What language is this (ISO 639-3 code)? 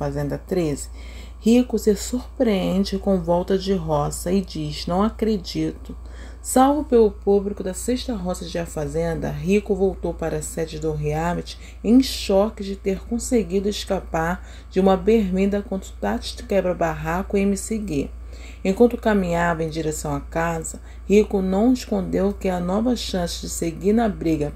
por